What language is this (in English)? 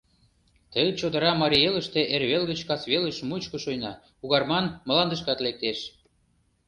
Mari